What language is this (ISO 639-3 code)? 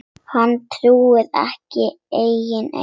isl